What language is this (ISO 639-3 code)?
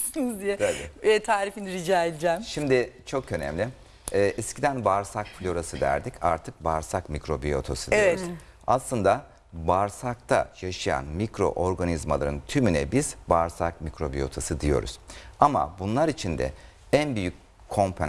tur